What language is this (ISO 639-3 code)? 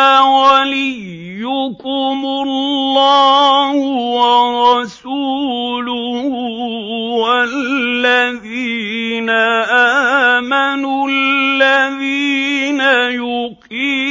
ara